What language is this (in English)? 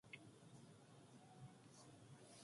Korean